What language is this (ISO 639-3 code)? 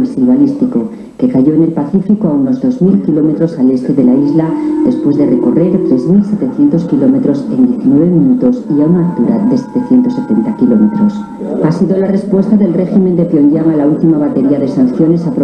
spa